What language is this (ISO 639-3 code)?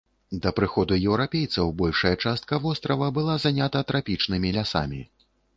bel